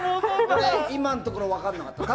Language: Japanese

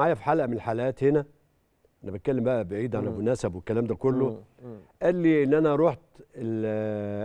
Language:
Arabic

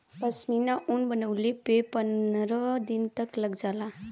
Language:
Bhojpuri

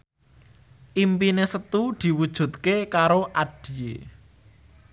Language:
Javanese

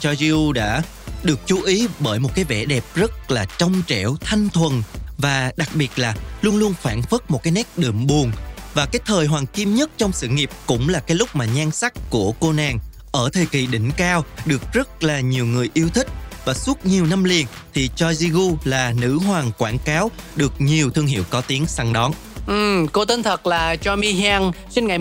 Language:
Vietnamese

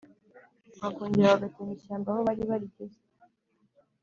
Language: Kinyarwanda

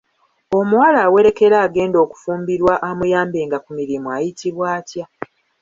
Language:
Ganda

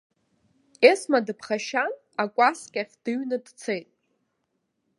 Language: Abkhazian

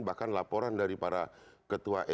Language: Indonesian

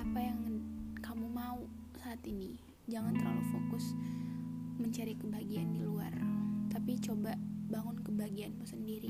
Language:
Indonesian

